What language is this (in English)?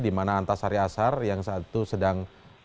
Indonesian